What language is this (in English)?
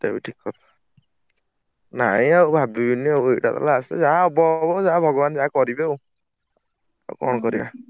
Odia